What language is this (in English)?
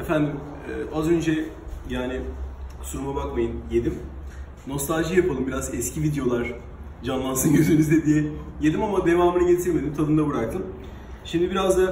Turkish